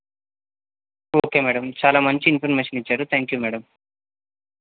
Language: Telugu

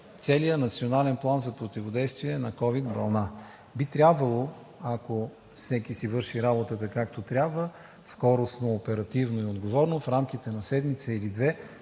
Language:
Bulgarian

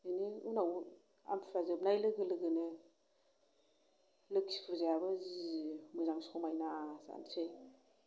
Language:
Bodo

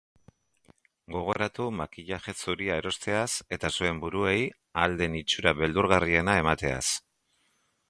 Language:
Basque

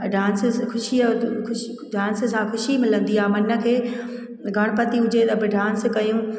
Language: Sindhi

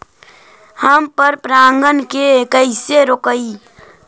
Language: Magahi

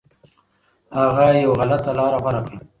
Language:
Pashto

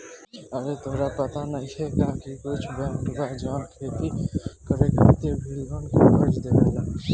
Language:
Bhojpuri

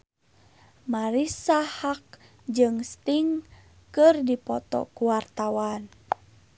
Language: Sundanese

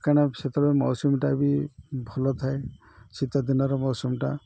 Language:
Odia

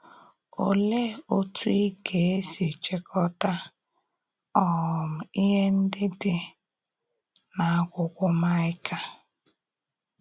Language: Igbo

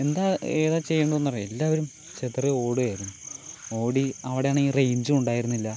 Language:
Malayalam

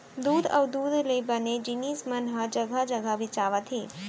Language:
Chhattisgarhi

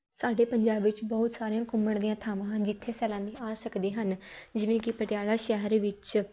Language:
Punjabi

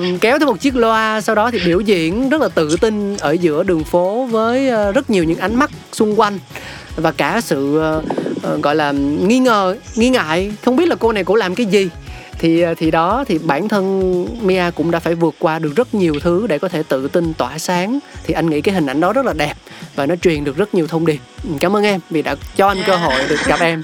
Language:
Vietnamese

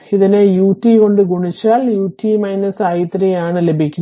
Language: Malayalam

